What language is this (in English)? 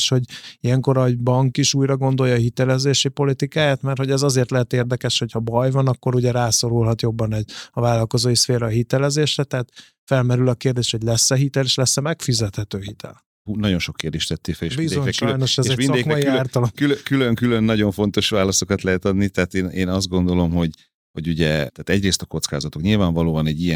Hungarian